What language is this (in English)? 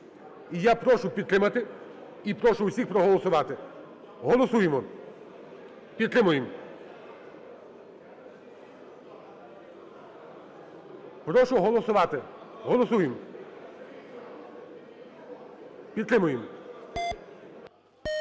Ukrainian